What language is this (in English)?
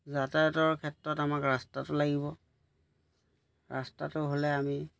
Assamese